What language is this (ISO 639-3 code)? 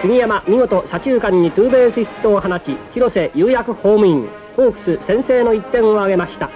jpn